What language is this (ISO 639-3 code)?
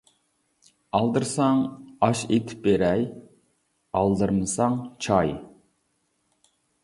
uig